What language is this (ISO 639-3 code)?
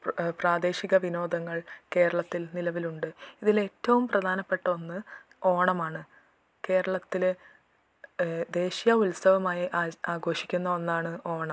mal